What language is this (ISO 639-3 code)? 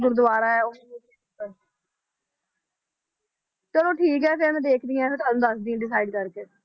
pan